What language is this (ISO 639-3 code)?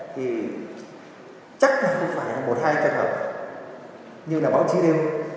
vie